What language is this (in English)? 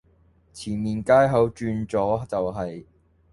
Cantonese